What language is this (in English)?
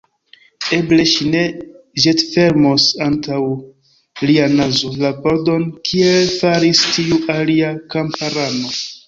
Esperanto